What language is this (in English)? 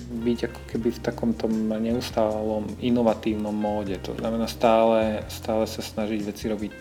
Slovak